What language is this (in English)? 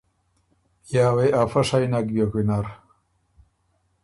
Ormuri